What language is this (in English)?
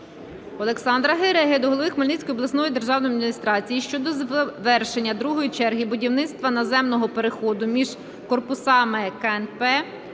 Ukrainian